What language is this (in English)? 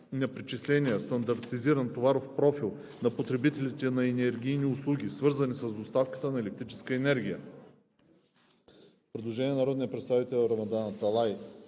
Bulgarian